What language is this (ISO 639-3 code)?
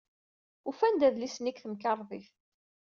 kab